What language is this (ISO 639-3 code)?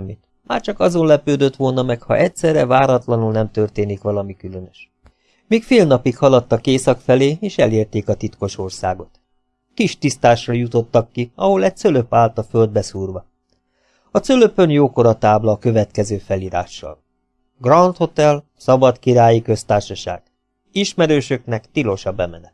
hun